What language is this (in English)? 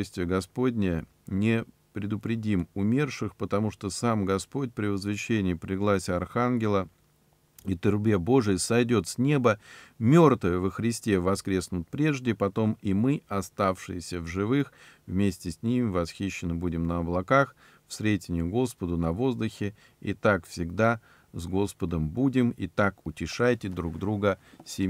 Russian